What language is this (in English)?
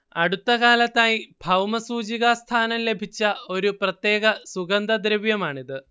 Malayalam